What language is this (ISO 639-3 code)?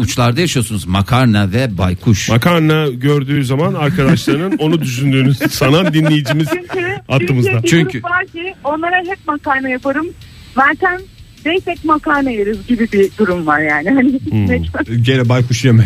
tur